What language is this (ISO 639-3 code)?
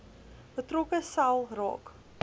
afr